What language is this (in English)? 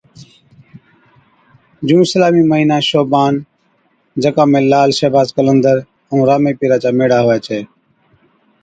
Od